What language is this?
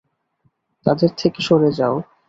Bangla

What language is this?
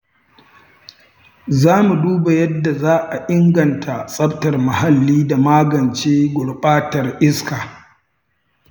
Hausa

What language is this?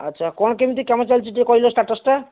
Odia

